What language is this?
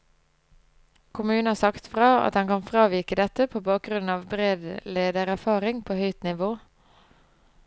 Norwegian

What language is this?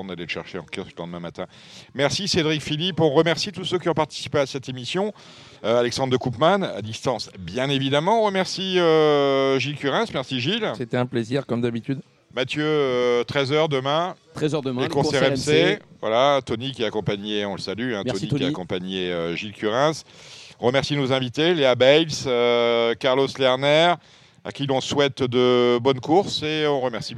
French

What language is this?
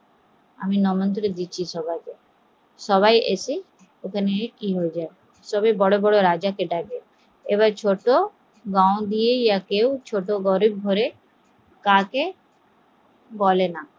Bangla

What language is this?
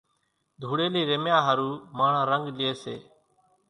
Kachi Koli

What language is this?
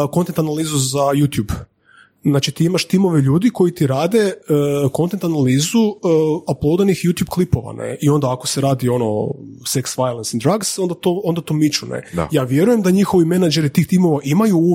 Croatian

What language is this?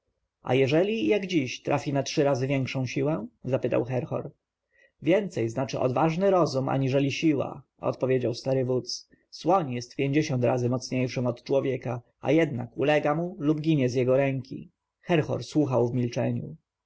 Polish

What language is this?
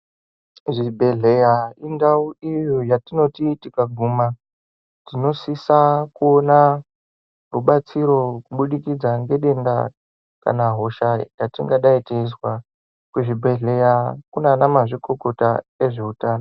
Ndau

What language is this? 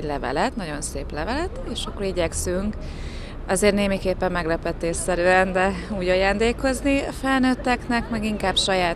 Hungarian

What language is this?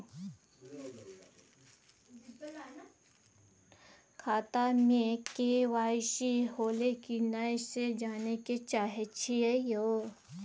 Maithili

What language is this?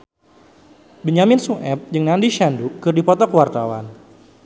Sundanese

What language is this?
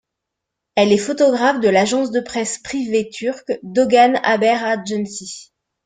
French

